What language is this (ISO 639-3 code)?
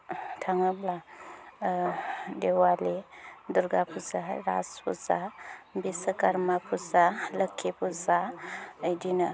brx